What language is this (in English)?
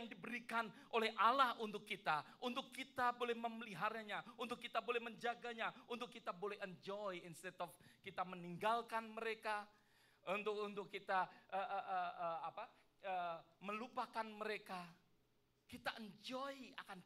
Indonesian